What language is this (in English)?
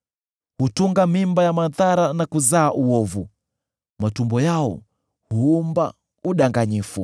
Swahili